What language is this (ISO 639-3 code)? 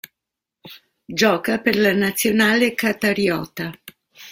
ita